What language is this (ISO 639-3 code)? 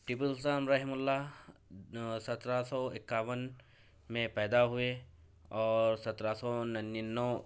urd